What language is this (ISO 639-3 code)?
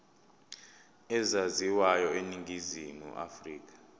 zul